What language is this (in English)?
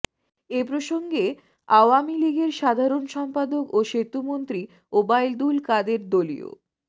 Bangla